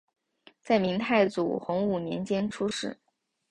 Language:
Chinese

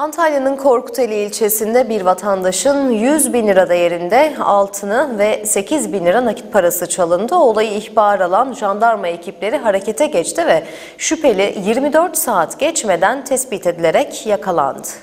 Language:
Turkish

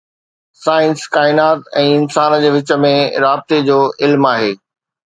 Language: Sindhi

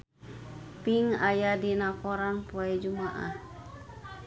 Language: Sundanese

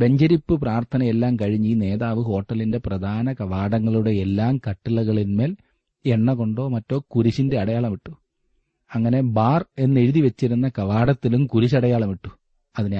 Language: Malayalam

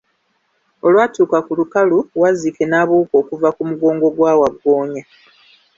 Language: Ganda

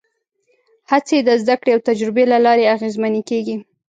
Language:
Pashto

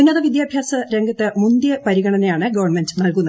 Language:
Malayalam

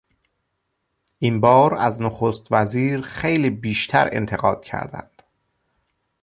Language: Persian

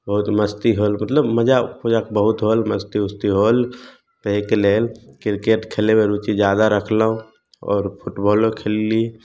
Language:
Maithili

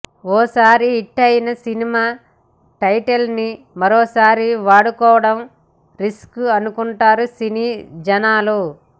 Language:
Telugu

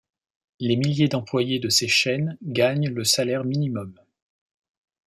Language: French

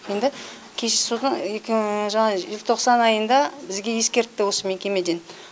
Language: Kazakh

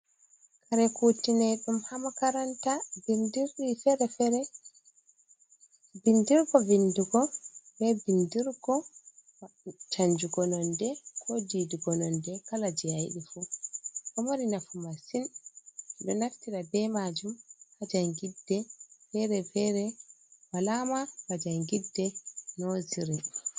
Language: Fula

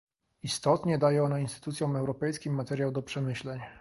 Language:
Polish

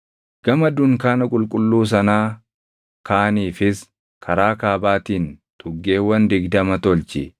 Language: Oromo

